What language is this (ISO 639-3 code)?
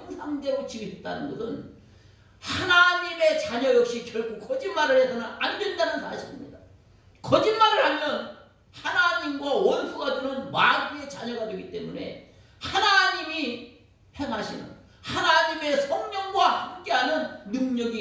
kor